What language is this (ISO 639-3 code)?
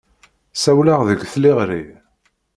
kab